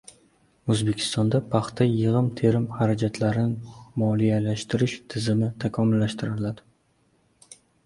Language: Uzbek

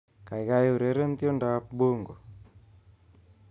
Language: Kalenjin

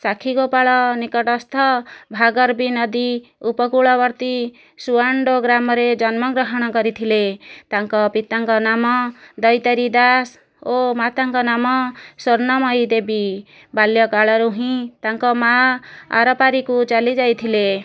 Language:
Odia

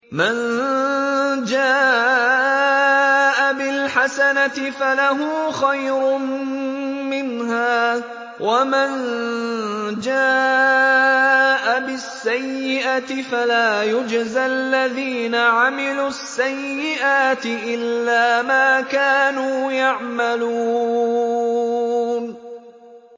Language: Arabic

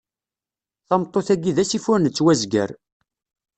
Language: Kabyle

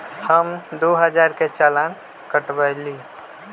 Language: Magahi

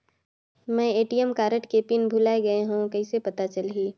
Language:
Chhattisgarhi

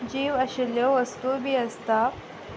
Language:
Konkani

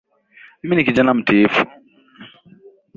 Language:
Swahili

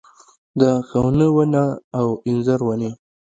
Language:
Pashto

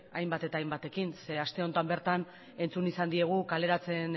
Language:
Basque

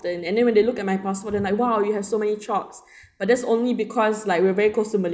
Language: English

